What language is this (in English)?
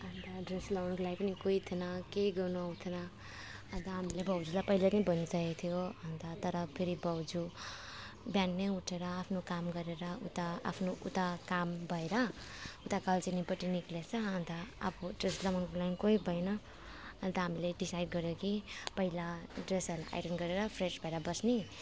Nepali